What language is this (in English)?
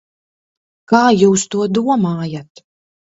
Latvian